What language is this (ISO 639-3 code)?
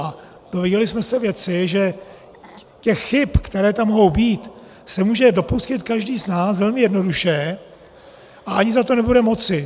ces